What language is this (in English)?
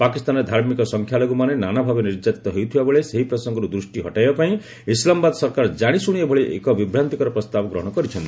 Odia